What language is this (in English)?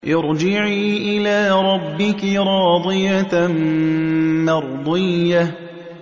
Arabic